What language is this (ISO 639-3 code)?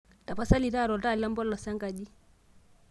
mas